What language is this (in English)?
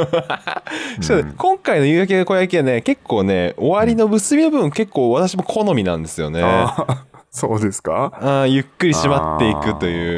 Japanese